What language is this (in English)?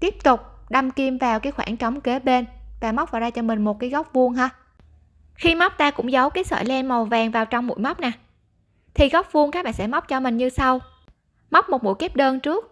Vietnamese